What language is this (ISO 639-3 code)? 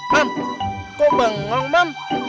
ind